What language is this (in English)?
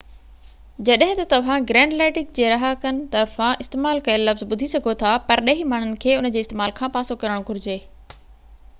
Sindhi